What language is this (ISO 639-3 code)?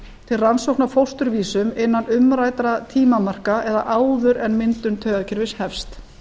isl